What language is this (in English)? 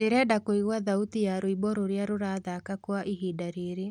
Kikuyu